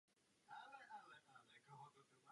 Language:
Czech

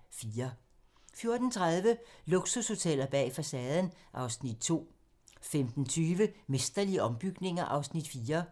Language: Danish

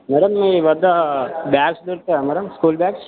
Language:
Telugu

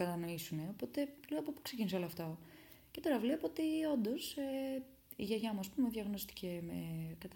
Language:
Greek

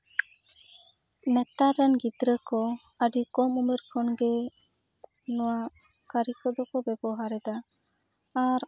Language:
Santali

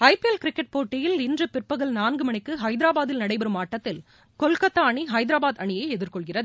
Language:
Tamil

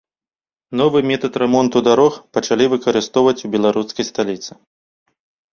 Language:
Belarusian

